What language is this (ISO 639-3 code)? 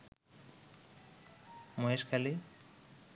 ben